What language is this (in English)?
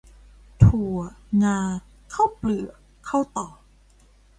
Thai